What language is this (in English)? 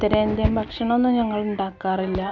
Malayalam